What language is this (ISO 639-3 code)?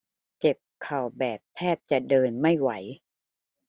tha